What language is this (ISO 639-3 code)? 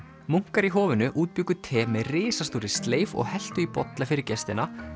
isl